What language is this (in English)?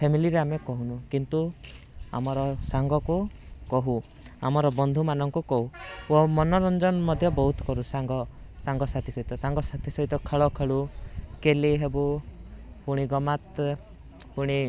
Odia